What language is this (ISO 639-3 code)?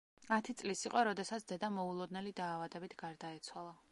kat